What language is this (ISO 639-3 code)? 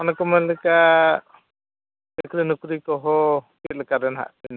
sat